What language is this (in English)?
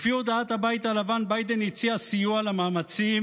Hebrew